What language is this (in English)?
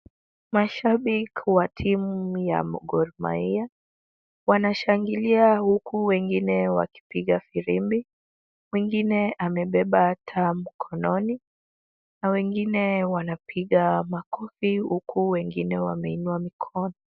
Swahili